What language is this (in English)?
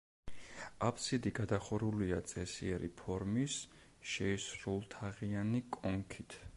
Georgian